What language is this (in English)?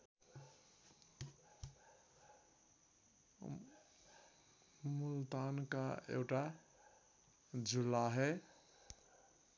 Nepali